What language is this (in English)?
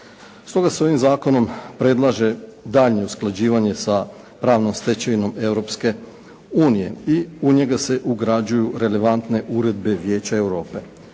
Croatian